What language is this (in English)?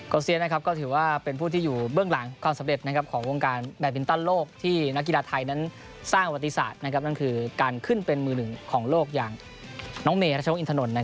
Thai